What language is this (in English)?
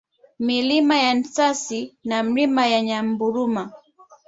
Swahili